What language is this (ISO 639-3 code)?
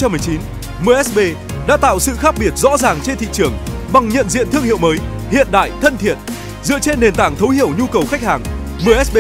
vie